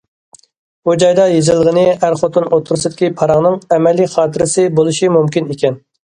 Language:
Uyghur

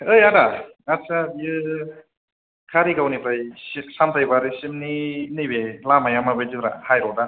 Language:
Bodo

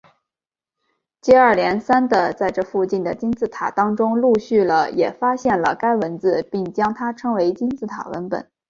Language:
Chinese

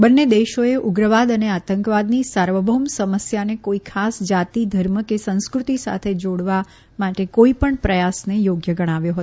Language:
Gujarati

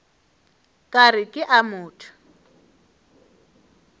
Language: Northern Sotho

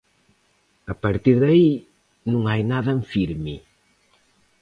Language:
Galician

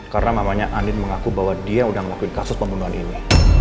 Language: Indonesian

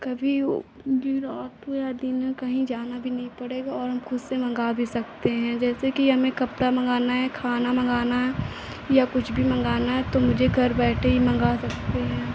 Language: Hindi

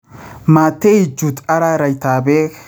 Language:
Kalenjin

